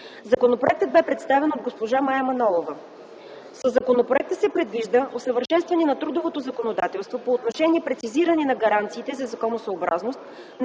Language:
Bulgarian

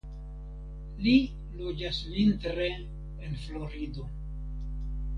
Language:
Esperanto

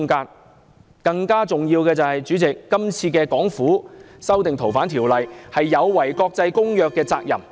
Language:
Cantonese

